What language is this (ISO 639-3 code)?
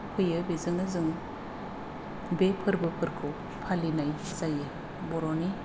brx